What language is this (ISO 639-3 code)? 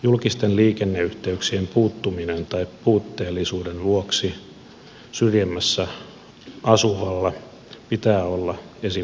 fin